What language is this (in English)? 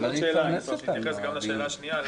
Hebrew